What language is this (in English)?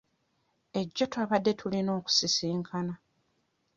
Ganda